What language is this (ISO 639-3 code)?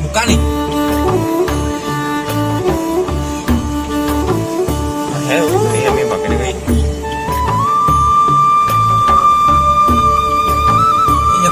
ind